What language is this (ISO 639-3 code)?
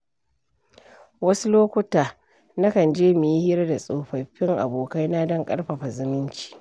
hau